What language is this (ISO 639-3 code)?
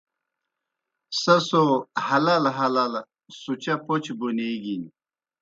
plk